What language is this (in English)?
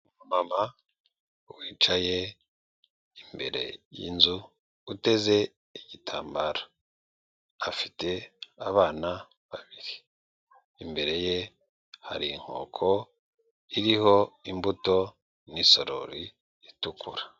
Kinyarwanda